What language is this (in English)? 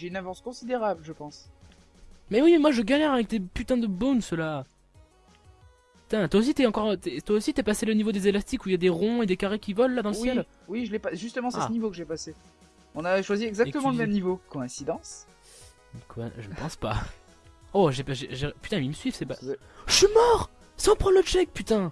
French